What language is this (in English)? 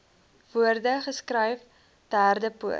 Afrikaans